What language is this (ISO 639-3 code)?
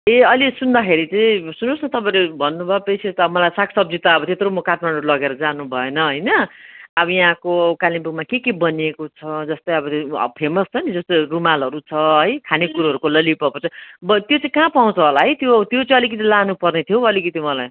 nep